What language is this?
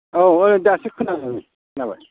Bodo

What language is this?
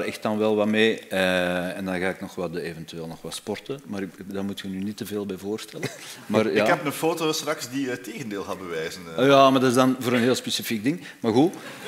Dutch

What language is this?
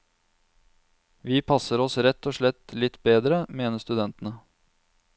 Norwegian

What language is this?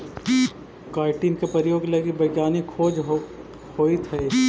Magahi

